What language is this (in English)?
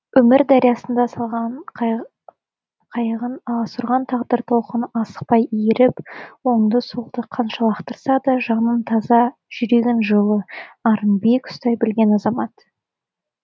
Kazakh